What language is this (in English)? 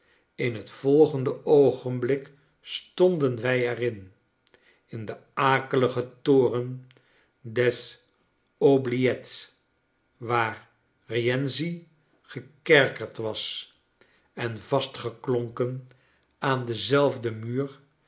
Dutch